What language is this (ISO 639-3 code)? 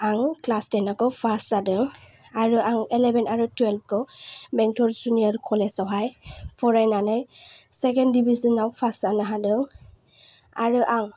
brx